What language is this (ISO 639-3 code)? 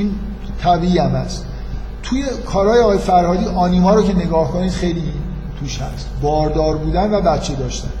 fas